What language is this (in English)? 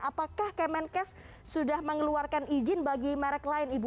Indonesian